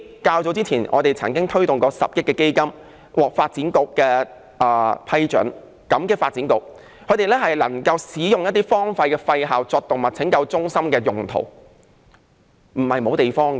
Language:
Cantonese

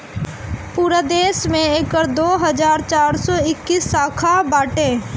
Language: Bhojpuri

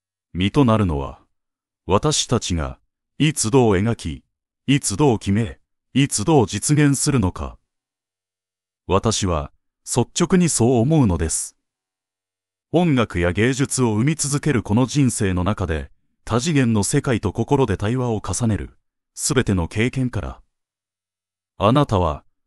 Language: Japanese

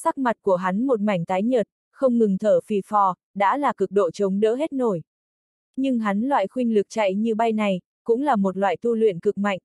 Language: Vietnamese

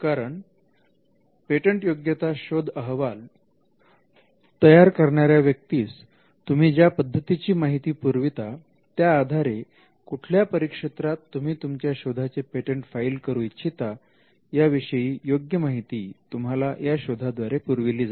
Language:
Marathi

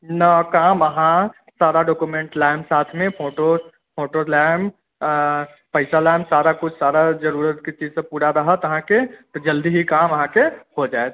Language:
Maithili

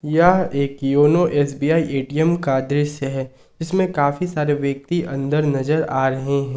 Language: Hindi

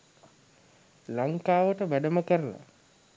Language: Sinhala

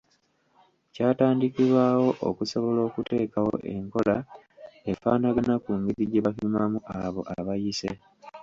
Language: Ganda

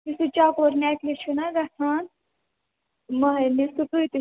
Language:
Kashmiri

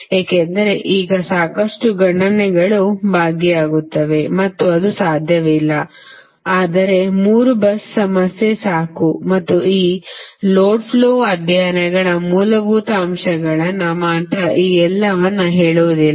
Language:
Kannada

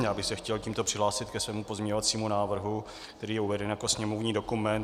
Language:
Czech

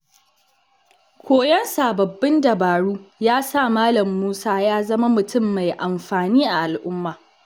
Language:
Hausa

